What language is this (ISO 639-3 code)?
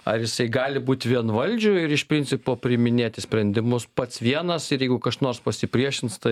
lit